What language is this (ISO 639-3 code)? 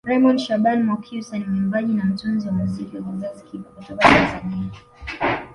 swa